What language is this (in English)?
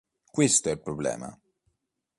Italian